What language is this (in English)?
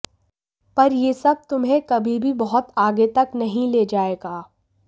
Hindi